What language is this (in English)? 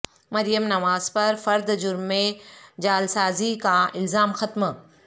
Urdu